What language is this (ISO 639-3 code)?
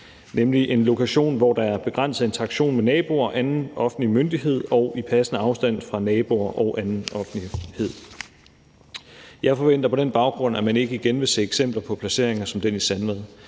dan